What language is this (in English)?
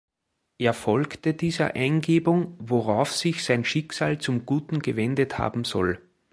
German